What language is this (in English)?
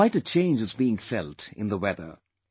English